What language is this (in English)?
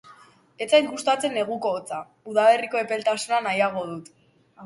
Basque